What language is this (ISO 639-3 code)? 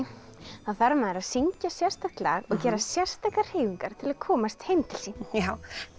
isl